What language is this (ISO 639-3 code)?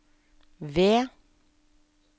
nor